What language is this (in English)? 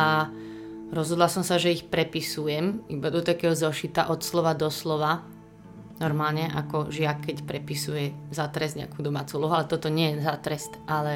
Slovak